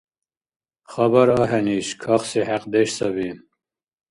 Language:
Dargwa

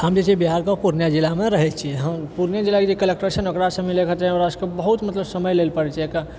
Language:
Maithili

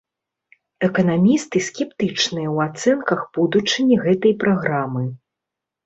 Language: Belarusian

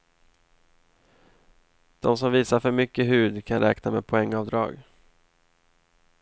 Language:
Swedish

